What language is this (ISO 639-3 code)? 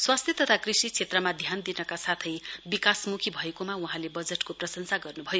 nep